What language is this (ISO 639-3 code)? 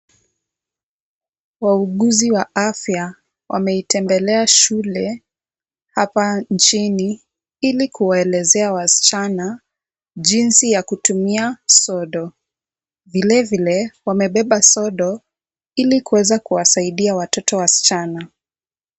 swa